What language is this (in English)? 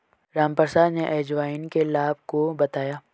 Hindi